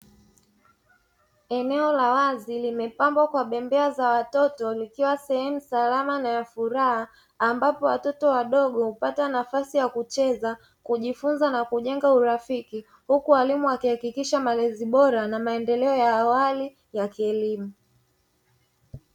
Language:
Swahili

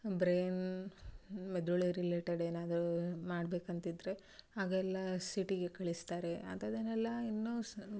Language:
Kannada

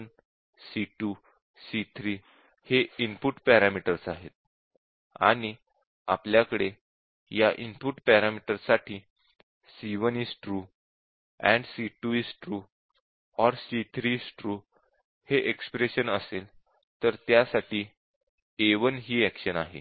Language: Marathi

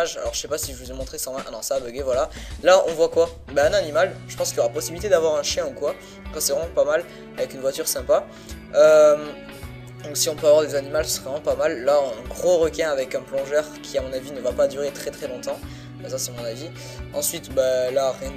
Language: French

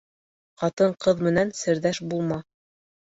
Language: Bashkir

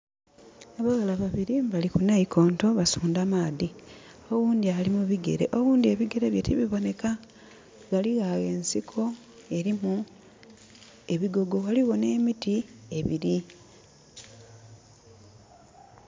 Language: Soga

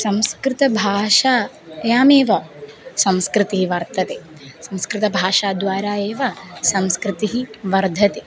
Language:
Sanskrit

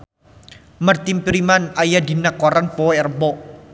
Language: Sundanese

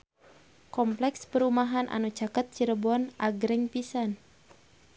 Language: Sundanese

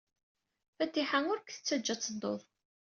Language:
Kabyle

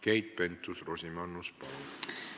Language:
Estonian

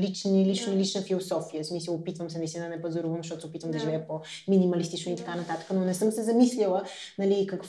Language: Bulgarian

